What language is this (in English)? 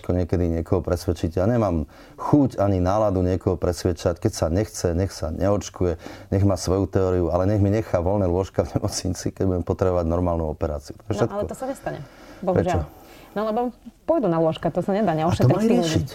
Slovak